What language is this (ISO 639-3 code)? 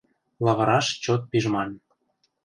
chm